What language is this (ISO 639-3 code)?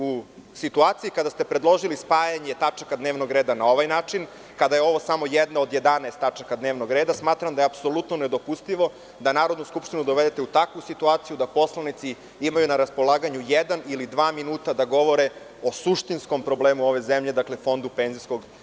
srp